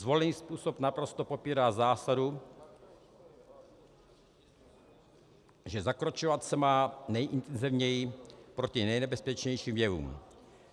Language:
Czech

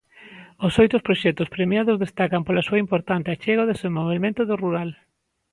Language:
Galician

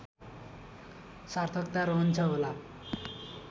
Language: Nepali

